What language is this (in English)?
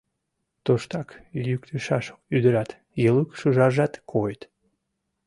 Mari